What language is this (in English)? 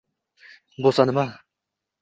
Uzbek